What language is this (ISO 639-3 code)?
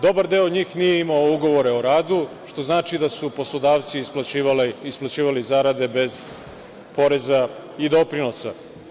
srp